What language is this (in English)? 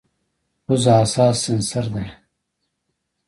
Pashto